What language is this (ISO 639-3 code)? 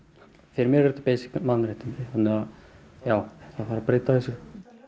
isl